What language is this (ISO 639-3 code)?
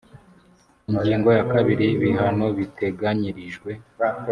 kin